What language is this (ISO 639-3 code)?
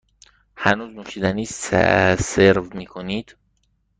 fas